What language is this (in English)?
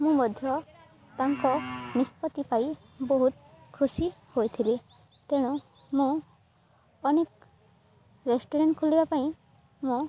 Odia